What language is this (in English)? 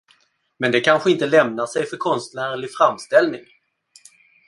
Swedish